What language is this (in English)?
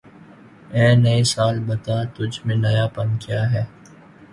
Urdu